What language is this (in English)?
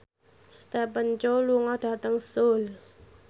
Javanese